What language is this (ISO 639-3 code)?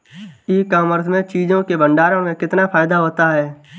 hin